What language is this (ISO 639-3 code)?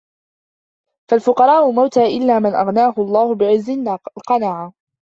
ara